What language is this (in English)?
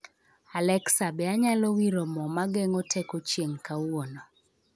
Luo (Kenya and Tanzania)